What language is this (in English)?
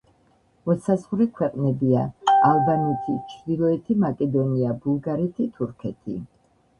Georgian